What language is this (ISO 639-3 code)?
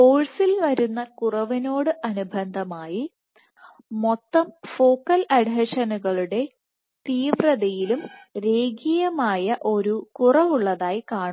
mal